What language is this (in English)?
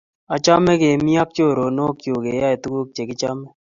Kalenjin